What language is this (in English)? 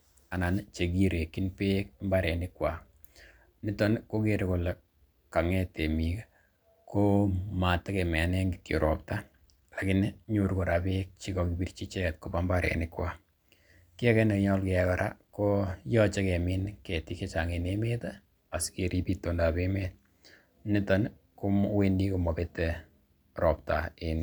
Kalenjin